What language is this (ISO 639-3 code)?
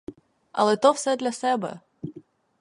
ukr